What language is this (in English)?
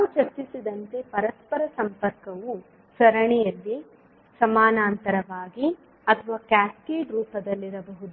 Kannada